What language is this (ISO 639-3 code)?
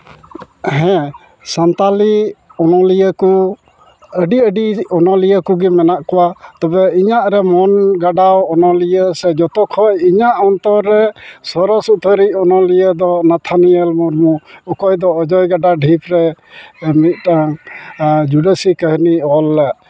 sat